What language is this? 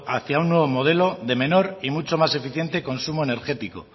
Spanish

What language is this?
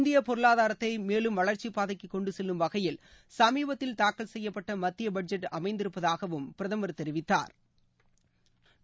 Tamil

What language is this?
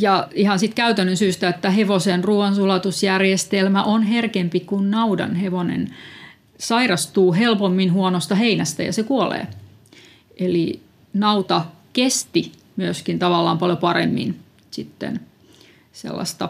Finnish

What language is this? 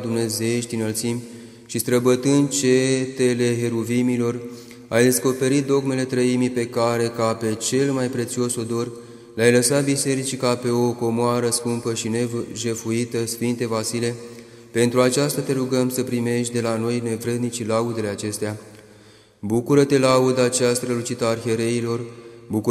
Romanian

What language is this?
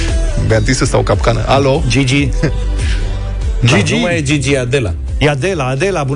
Romanian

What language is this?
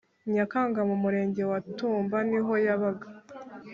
Kinyarwanda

